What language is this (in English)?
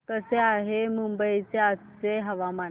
Marathi